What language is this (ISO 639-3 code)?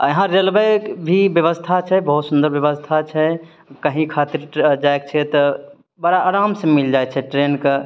mai